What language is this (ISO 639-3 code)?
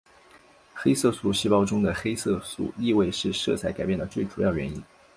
zho